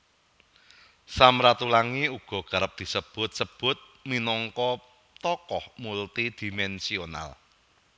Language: Javanese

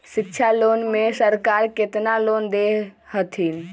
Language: Magahi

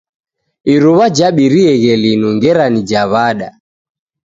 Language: Taita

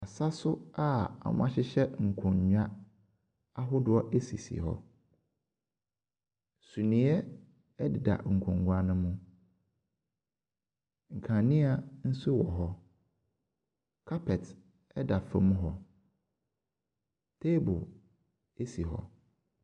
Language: Akan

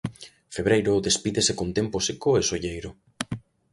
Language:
Galician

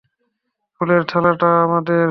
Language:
Bangla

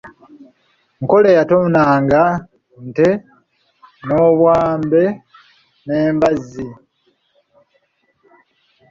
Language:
Ganda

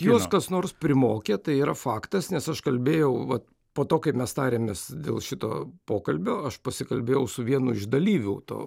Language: Lithuanian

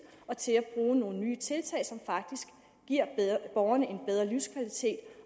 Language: Danish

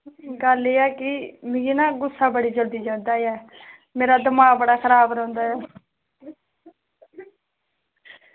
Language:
Dogri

